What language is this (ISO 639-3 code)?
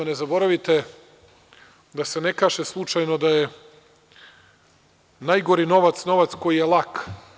srp